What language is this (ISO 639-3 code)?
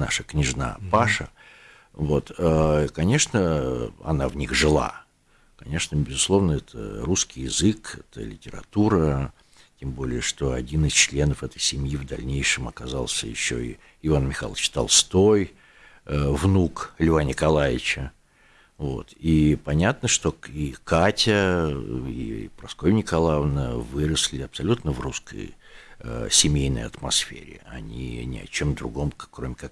rus